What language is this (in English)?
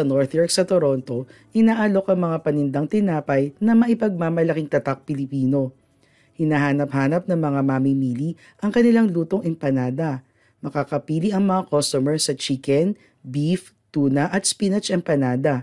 Filipino